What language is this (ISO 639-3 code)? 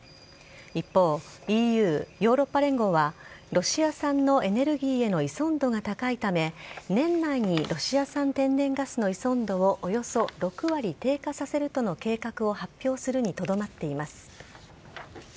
jpn